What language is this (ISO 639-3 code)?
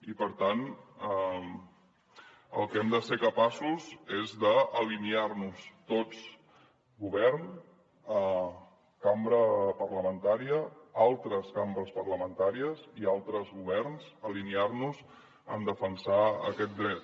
cat